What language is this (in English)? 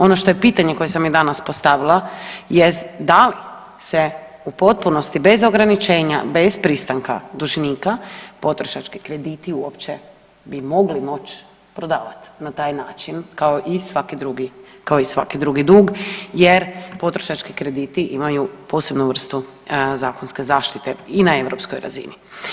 Croatian